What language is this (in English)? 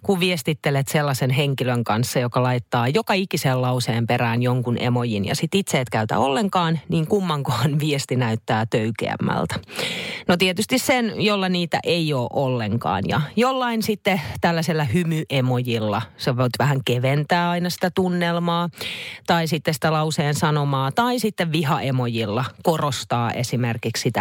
Finnish